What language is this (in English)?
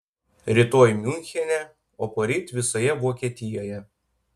Lithuanian